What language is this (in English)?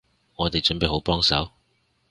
Cantonese